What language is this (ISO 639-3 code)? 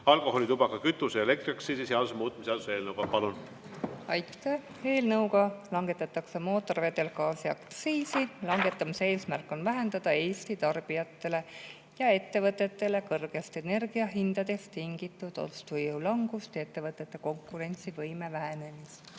est